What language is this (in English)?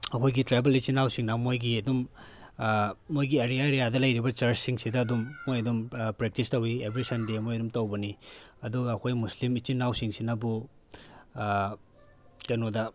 Manipuri